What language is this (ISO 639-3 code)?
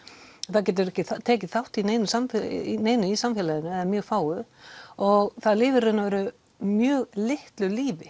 isl